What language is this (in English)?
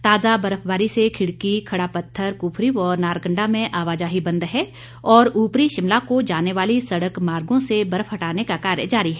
Hindi